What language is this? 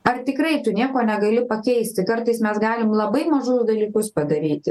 Lithuanian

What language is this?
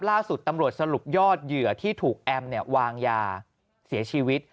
Thai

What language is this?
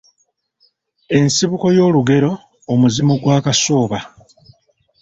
Ganda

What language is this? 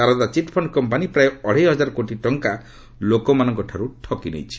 Odia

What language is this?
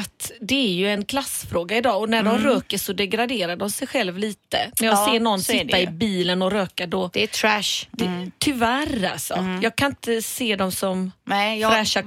Swedish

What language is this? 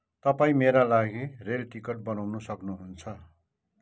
Nepali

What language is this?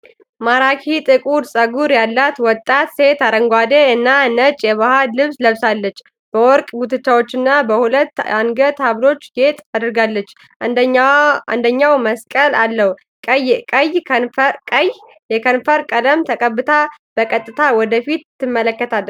Amharic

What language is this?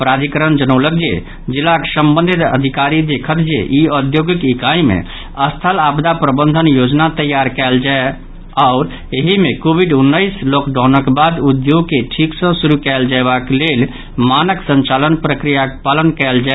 Maithili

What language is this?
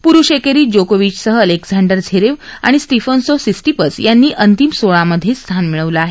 Marathi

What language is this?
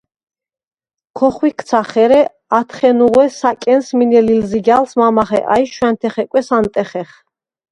Svan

